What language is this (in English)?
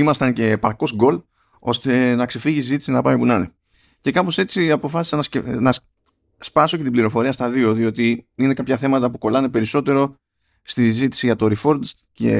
Greek